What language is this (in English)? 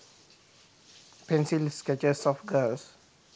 Sinhala